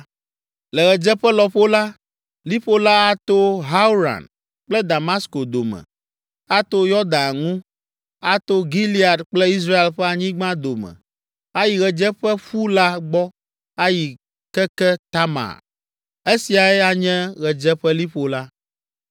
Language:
Ewe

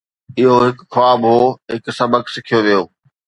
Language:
Sindhi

